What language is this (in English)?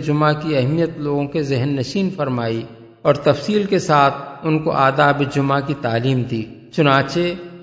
Urdu